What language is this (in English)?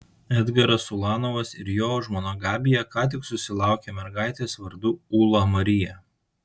Lithuanian